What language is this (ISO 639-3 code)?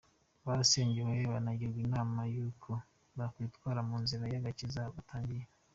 kin